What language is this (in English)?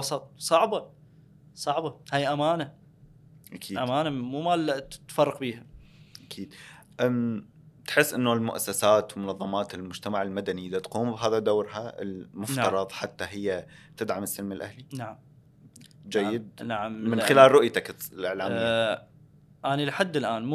Arabic